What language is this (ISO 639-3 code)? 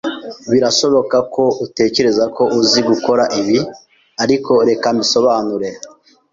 kin